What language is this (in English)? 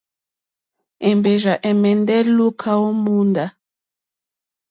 Mokpwe